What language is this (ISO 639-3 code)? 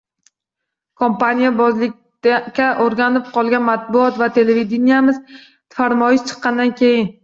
uzb